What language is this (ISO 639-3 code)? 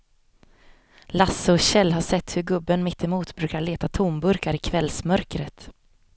swe